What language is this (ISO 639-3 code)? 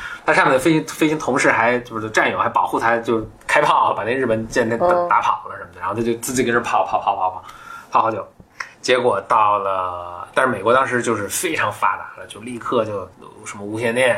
zho